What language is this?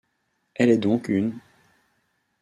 French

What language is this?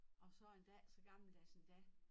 Danish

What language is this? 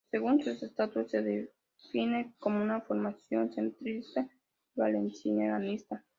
Spanish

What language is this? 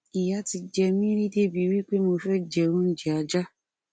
Yoruba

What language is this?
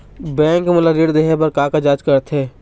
Chhattisgarhi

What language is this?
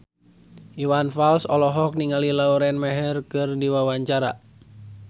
Sundanese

